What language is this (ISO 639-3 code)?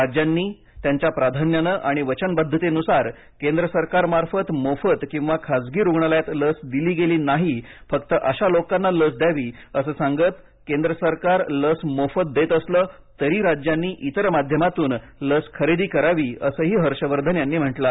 mar